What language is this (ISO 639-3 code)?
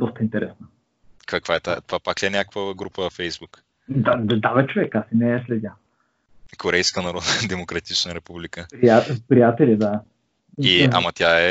bul